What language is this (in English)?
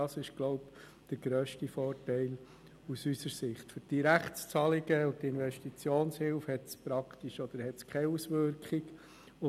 Swiss German